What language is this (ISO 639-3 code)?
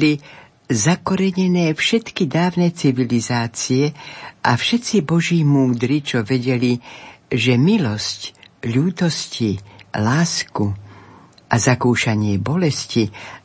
slk